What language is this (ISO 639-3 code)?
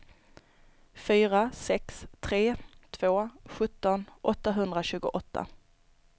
swe